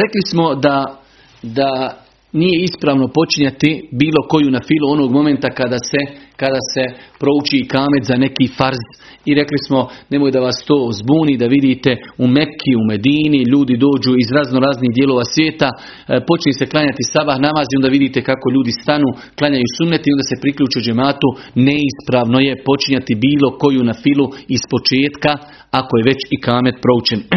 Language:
Croatian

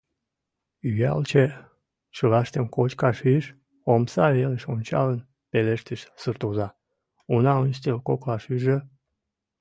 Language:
Mari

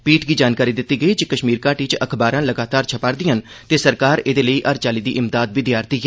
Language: Dogri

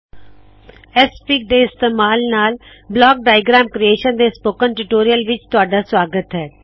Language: Punjabi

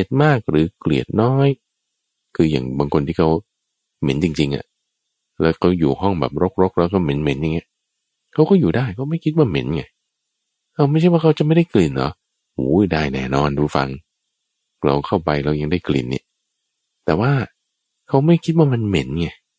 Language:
Thai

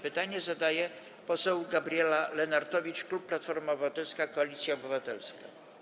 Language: Polish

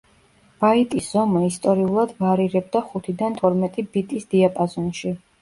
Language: Georgian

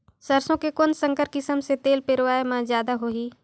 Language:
Chhattisgarhi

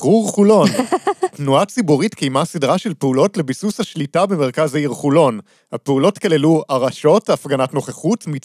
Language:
Hebrew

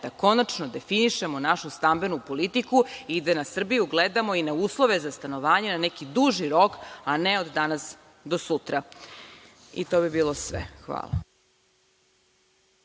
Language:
Serbian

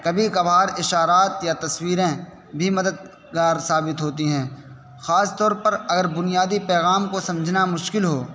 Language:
Urdu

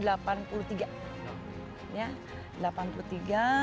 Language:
Indonesian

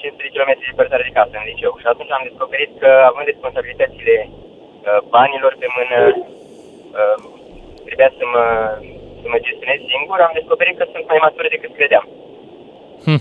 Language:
Romanian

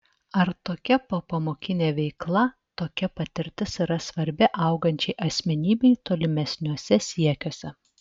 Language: Lithuanian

